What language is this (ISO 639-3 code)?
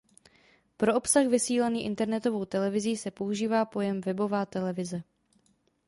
ces